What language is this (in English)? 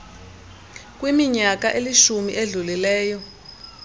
Xhosa